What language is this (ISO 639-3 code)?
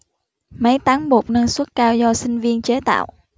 vie